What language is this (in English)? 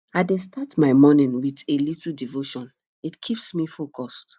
Nigerian Pidgin